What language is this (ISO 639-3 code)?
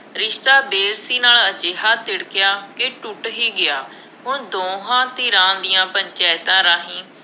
pan